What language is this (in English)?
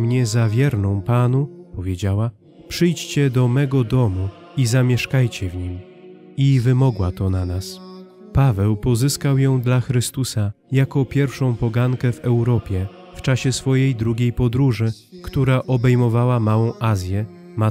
Polish